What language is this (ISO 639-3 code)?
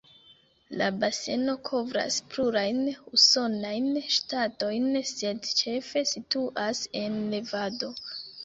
epo